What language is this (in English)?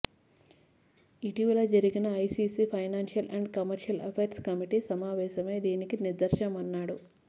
Telugu